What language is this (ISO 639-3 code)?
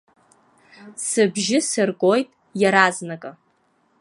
abk